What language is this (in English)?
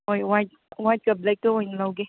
Manipuri